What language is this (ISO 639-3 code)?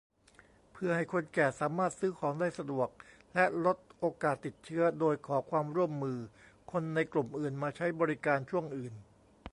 tha